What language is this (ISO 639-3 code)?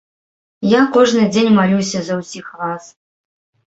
bel